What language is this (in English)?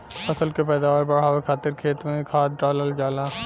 Bhojpuri